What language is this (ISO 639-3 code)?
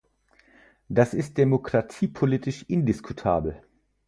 deu